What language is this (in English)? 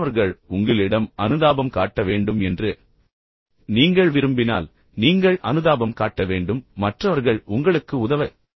Tamil